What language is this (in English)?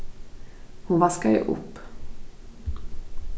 Faroese